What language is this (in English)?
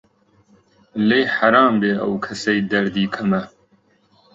Central Kurdish